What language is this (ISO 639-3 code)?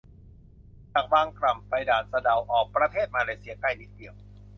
tha